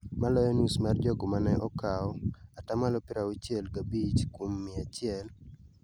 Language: Luo (Kenya and Tanzania)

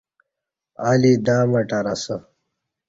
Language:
Kati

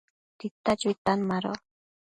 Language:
Matsés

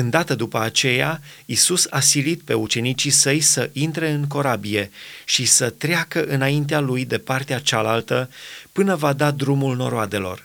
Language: Romanian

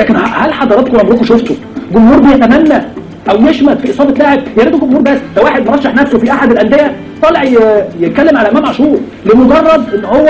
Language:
Arabic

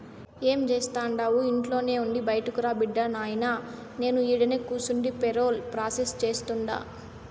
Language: Telugu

